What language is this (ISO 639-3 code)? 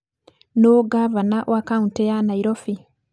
kik